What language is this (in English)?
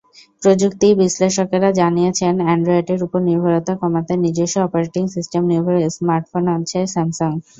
Bangla